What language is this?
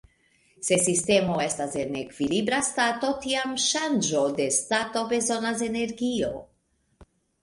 Esperanto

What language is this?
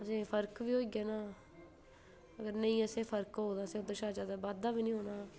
Dogri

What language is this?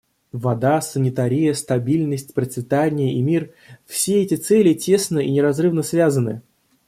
Russian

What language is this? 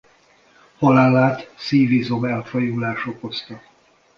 Hungarian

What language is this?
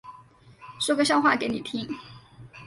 Chinese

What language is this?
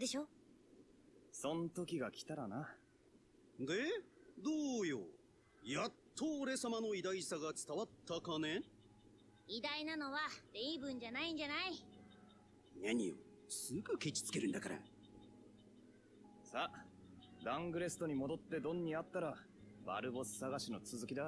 German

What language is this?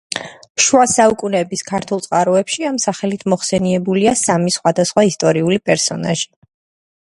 Georgian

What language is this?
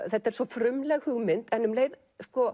Icelandic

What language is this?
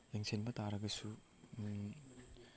Manipuri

